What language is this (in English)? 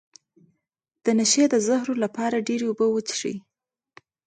Pashto